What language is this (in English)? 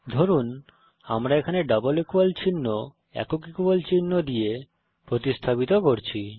Bangla